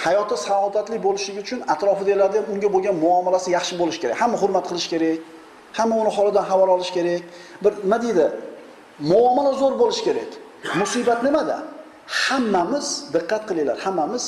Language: Uzbek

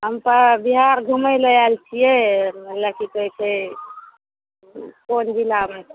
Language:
Maithili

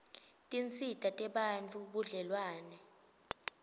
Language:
Swati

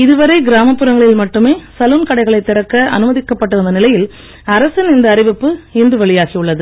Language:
Tamil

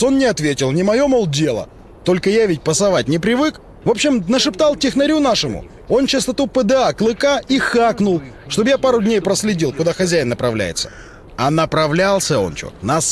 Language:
Russian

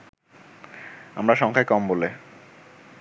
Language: Bangla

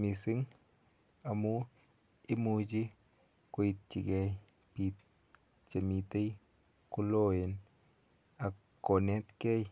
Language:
Kalenjin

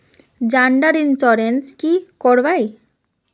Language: Magahi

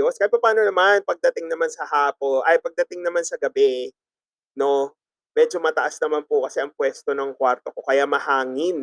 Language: Filipino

